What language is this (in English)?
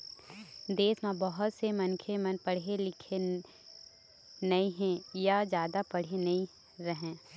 Chhattisgarhi